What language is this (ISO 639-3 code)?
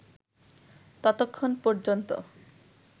ben